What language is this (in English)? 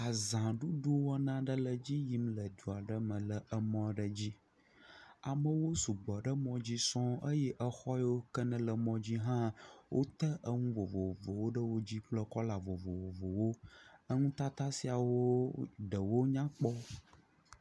Ewe